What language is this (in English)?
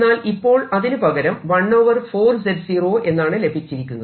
Malayalam